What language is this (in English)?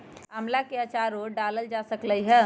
Magahi